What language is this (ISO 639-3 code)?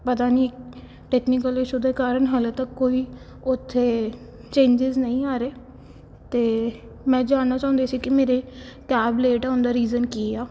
pan